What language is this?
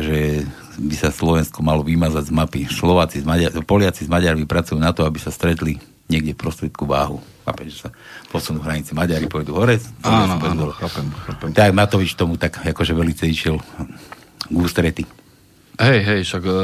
Slovak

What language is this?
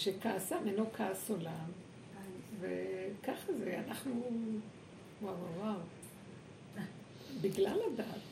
Hebrew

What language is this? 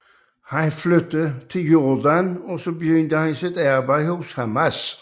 Danish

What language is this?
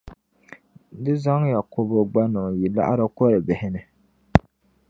Dagbani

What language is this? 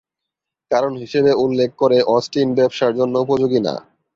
Bangla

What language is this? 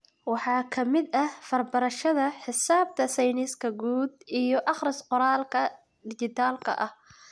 Somali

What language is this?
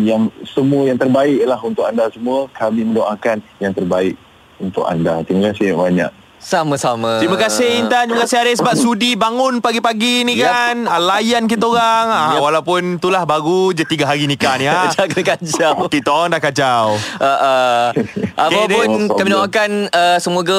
Malay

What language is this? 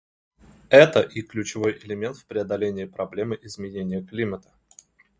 Russian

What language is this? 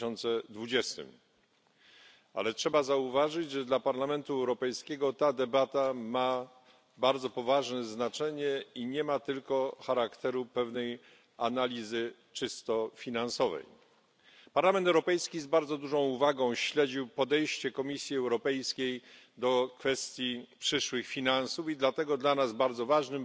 Polish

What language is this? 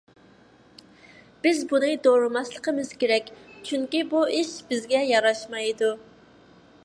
Uyghur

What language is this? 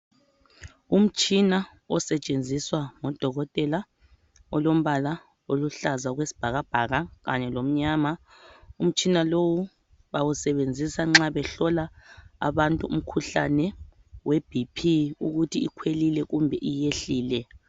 North Ndebele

